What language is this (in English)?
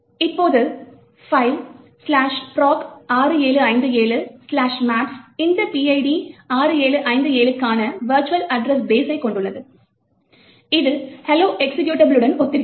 Tamil